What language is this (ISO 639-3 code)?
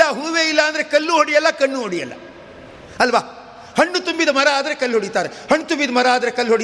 kan